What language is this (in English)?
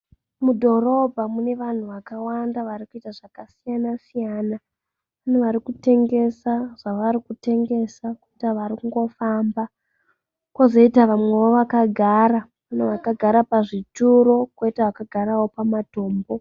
Shona